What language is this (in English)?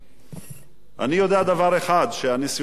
Hebrew